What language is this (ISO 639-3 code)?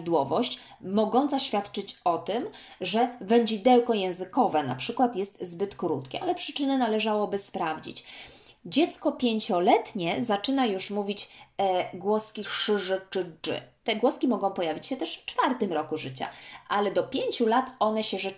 pol